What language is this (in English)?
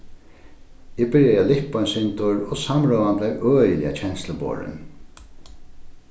Faroese